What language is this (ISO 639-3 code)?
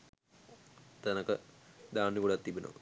sin